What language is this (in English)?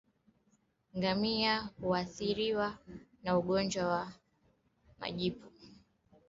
Swahili